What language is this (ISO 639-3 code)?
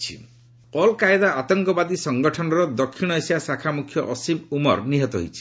ori